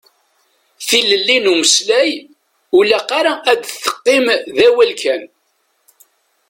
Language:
Kabyle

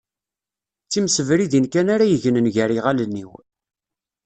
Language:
Kabyle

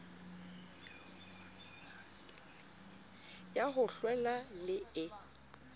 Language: Southern Sotho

